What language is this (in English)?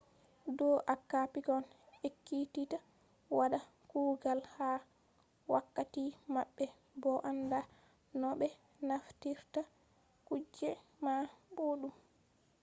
Fula